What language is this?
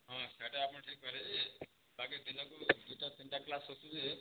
Odia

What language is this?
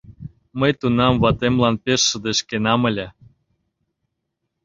Mari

